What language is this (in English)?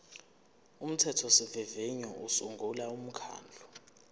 Zulu